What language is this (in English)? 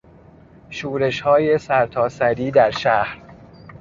Persian